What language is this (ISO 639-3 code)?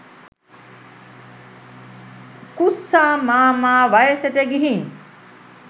sin